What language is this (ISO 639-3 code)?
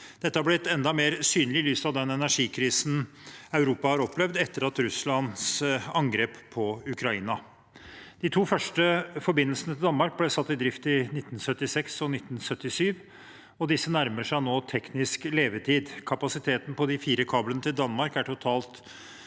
nor